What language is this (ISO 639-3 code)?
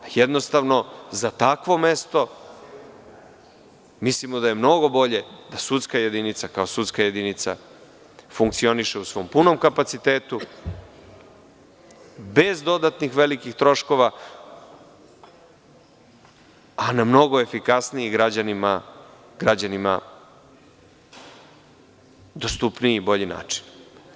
srp